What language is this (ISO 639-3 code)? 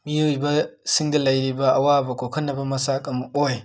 mni